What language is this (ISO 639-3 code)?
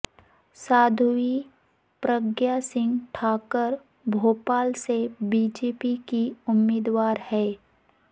urd